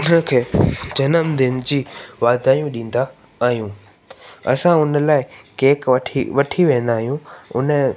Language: Sindhi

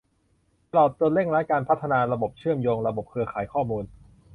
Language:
Thai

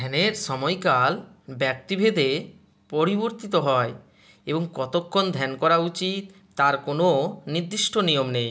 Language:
Bangla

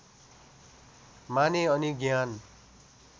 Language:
Nepali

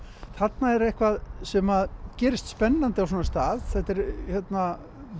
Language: Icelandic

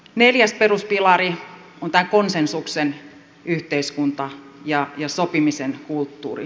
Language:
Finnish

